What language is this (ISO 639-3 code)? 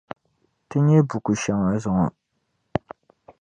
dag